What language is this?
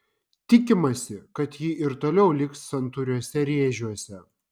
Lithuanian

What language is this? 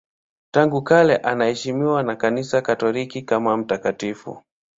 Swahili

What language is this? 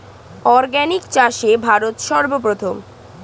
Bangla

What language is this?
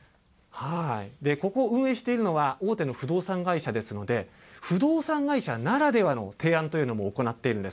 Japanese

